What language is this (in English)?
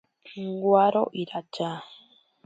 Ashéninka Perené